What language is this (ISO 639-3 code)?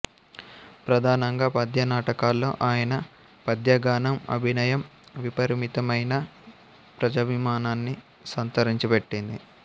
tel